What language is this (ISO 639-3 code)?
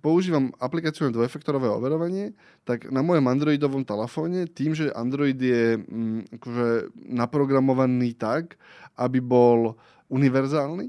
slk